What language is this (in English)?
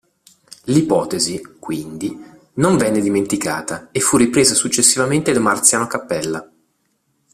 Italian